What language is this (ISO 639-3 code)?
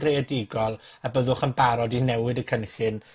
cym